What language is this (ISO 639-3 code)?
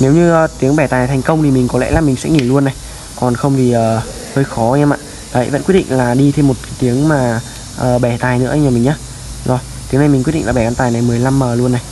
vie